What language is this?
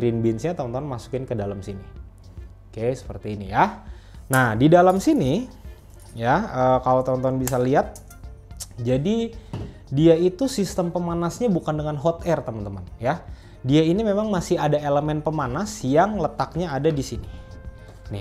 Indonesian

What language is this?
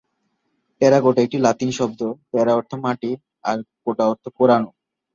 Bangla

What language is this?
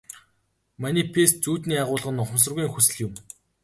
Mongolian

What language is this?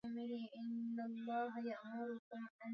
Swahili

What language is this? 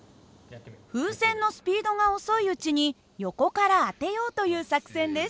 Japanese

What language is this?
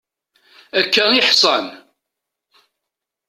Kabyle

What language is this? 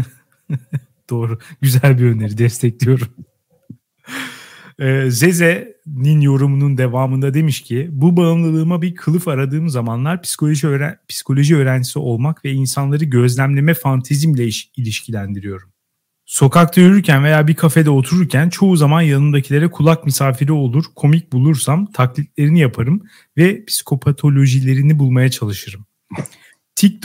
Turkish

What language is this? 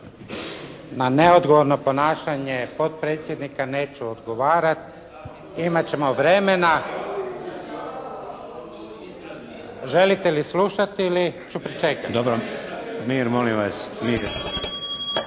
Croatian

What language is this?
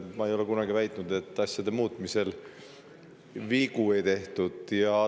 Estonian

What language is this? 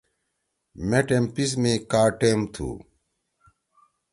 Torwali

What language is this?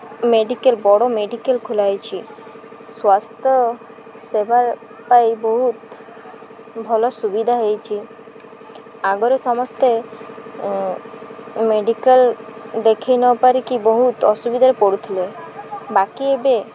Odia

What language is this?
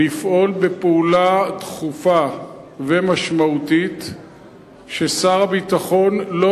Hebrew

